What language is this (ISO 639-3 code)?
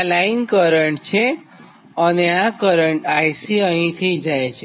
guj